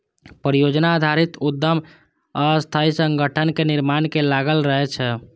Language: Maithili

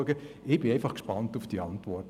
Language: Swiss German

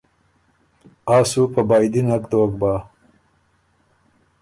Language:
Ormuri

